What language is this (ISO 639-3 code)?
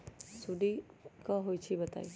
mag